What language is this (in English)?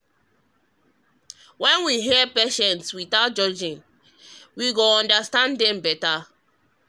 Nigerian Pidgin